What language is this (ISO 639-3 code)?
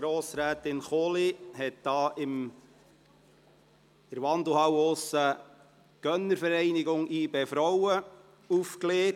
gsw